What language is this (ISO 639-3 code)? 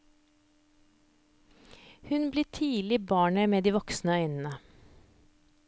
nor